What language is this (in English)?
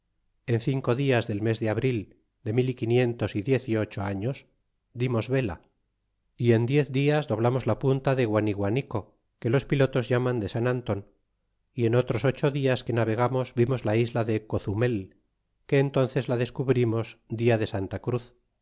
Spanish